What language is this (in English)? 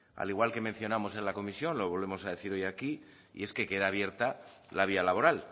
Spanish